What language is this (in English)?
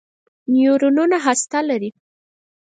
Pashto